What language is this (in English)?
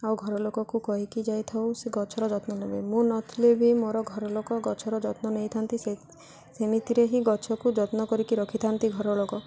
Odia